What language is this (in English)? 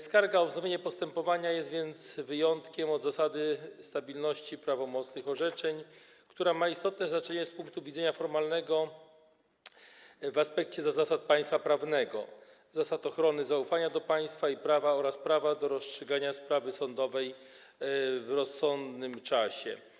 Polish